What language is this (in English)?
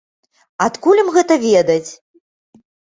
Belarusian